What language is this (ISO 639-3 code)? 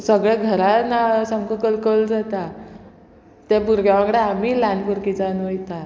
kok